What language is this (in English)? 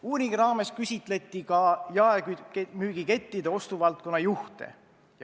Estonian